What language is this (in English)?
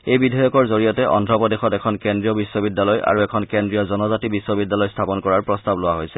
Assamese